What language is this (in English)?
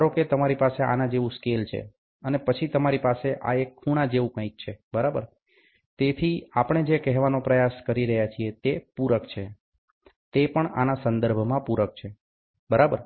Gujarati